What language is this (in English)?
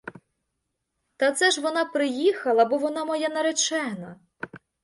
Ukrainian